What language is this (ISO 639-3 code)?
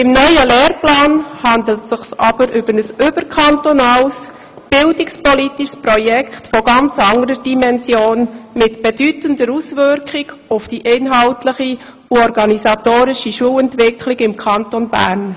gsw